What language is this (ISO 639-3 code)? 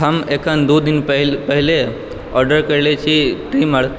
mai